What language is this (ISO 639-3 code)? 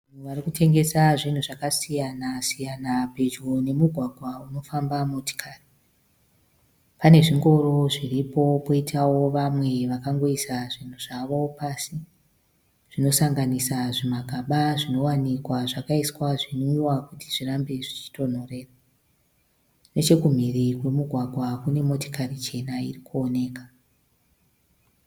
sna